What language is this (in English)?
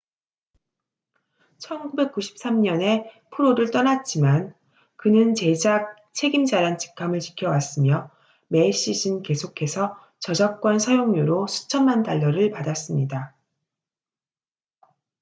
Korean